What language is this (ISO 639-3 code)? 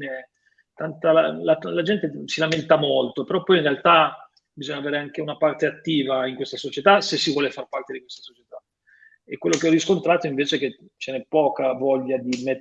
ita